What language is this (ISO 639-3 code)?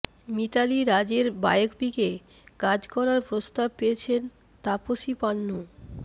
ben